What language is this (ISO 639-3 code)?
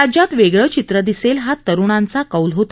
mar